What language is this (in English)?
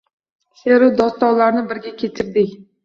Uzbek